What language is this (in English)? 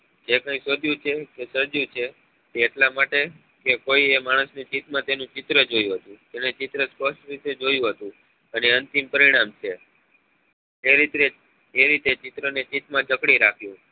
Gujarati